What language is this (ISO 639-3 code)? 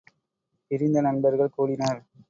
tam